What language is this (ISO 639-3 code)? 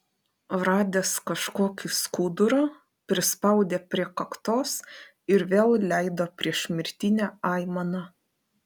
lit